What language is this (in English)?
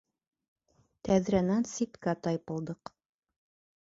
Bashkir